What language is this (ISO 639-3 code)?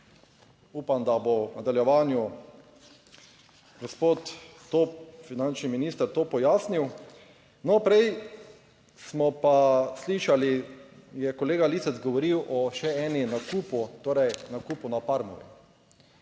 slv